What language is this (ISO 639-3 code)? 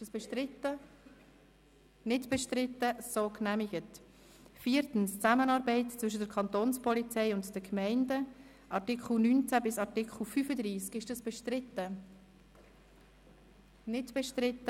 gsw